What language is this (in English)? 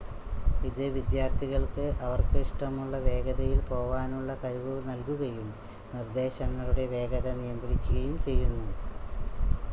Malayalam